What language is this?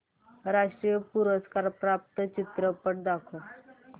Marathi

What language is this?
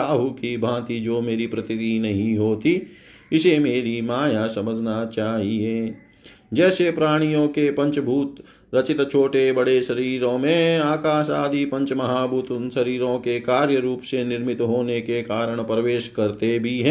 Hindi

